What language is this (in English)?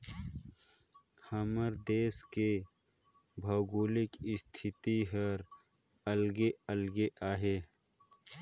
Chhattisgarhi